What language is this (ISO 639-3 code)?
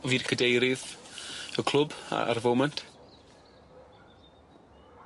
cym